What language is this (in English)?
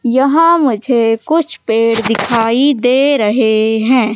Hindi